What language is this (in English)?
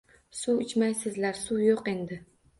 Uzbek